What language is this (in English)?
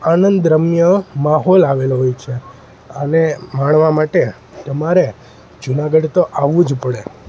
Gujarati